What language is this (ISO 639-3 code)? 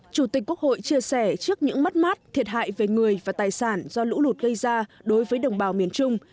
vie